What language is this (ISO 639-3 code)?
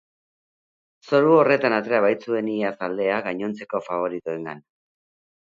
eus